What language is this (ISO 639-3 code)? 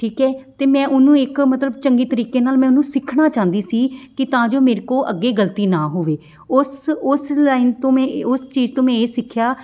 pan